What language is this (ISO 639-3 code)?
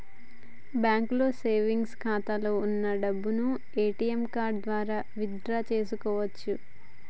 tel